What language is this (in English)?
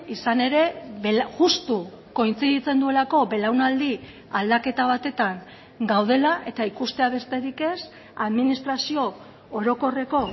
Basque